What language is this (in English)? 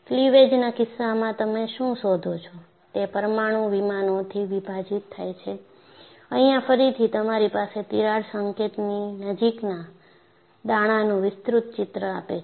Gujarati